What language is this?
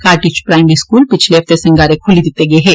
Dogri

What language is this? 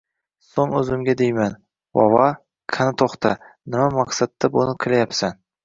Uzbek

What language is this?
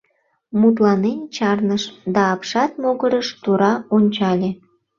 Mari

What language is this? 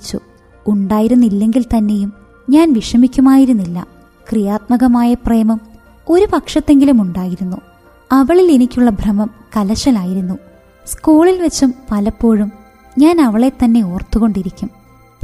Malayalam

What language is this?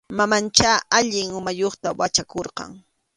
Arequipa-La Unión Quechua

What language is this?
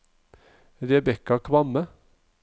Norwegian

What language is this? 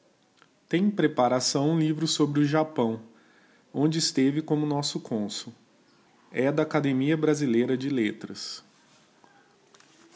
Portuguese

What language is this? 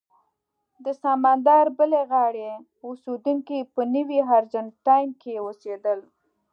Pashto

